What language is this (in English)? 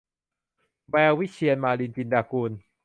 Thai